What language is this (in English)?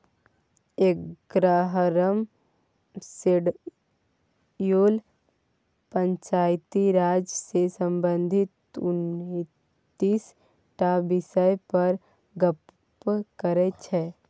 Maithili